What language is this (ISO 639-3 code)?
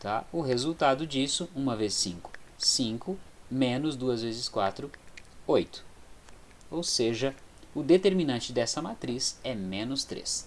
por